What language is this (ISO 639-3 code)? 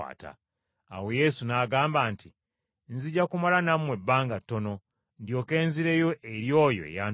lug